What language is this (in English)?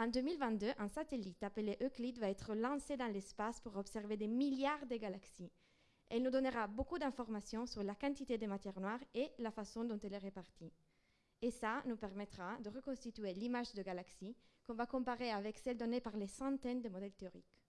French